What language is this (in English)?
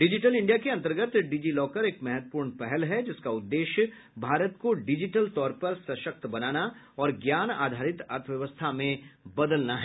Hindi